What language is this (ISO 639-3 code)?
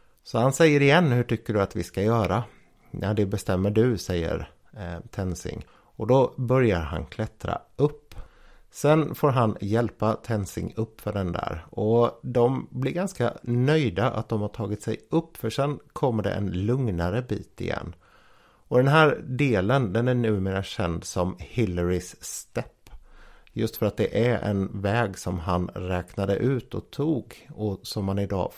swe